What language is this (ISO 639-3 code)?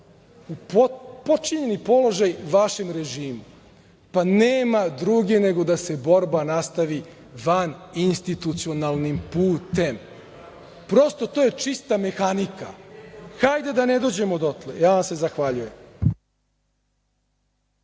srp